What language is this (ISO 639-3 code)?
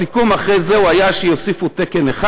heb